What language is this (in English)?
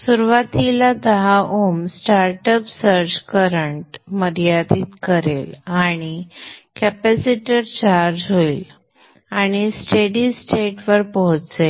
Marathi